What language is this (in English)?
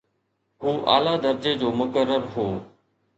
Sindhi